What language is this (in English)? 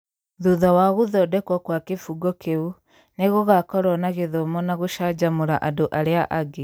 Kikuyu